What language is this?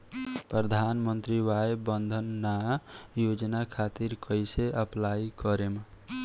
Bhojpuri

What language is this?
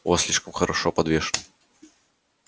Russian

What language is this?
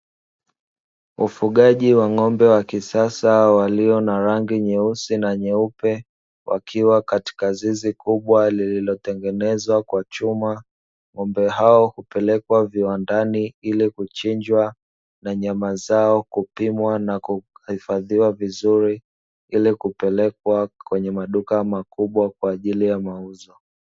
Swahili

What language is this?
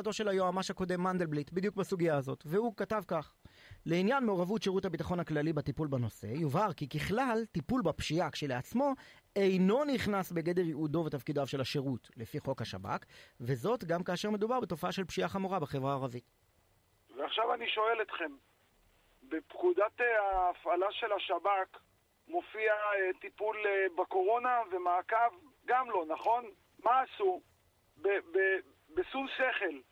Hebrew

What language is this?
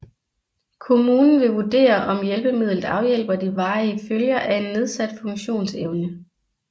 Danish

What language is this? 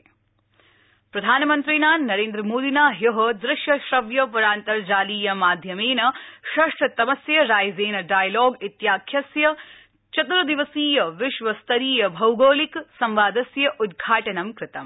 Sanskrit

